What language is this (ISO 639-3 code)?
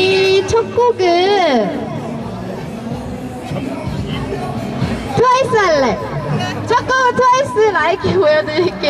kor